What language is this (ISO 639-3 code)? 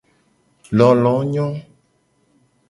gej